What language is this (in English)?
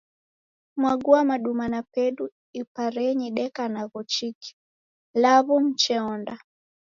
Taita